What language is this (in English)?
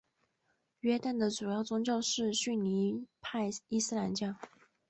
Chinese